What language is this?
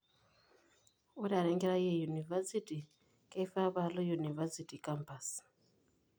Masai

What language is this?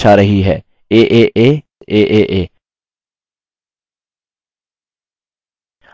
Hindi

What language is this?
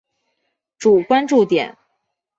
Chinese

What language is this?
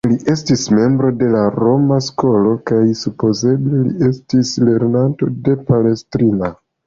Esperanto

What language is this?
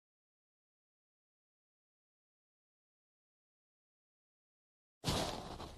Korean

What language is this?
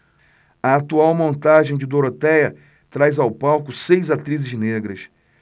Portuguese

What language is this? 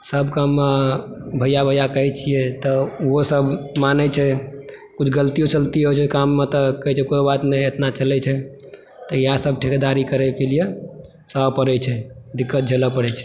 Maithili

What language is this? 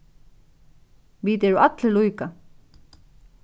Faroese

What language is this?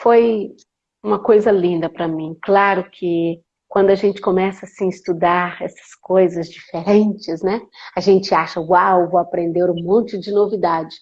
Portuguese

